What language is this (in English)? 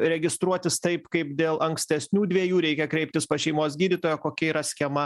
Lithuanian